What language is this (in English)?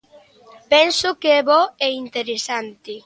Galician